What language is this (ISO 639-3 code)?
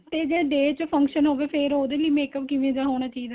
pan